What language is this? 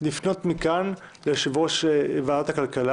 Hebrew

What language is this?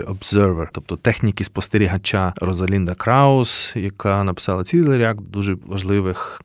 Ukrainian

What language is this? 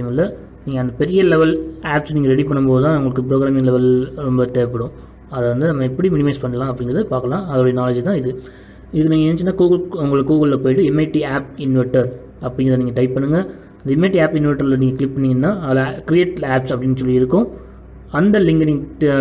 Turkish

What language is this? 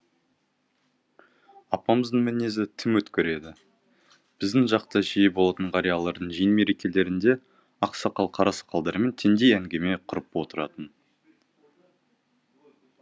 Kazakh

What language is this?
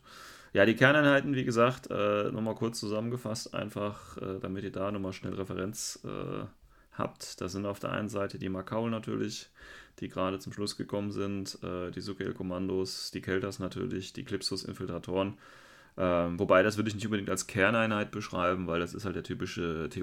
German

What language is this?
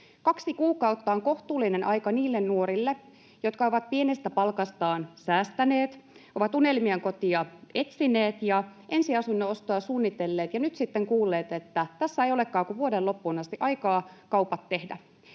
Finnish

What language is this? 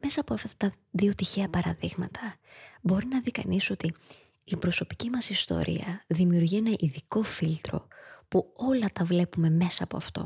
Greek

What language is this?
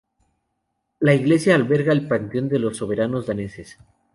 Spanish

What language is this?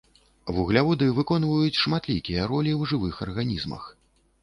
Belarusian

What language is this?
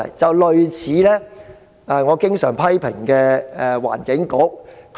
Cantonese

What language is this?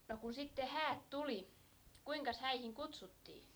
Finnish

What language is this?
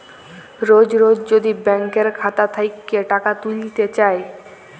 Bangla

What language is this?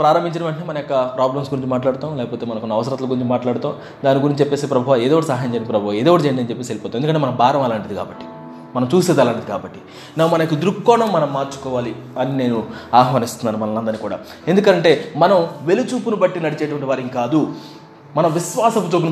Telugu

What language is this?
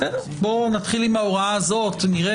Hebrew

